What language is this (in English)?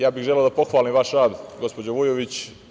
Serbian